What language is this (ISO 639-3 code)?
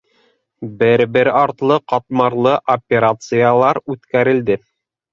bak